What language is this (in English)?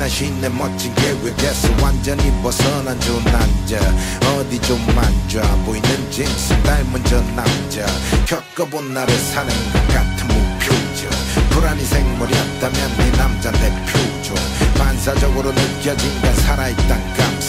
Korean